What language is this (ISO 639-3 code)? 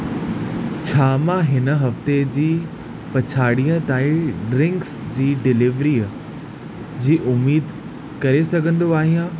snd